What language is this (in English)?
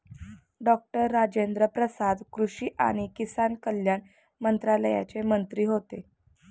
Marathi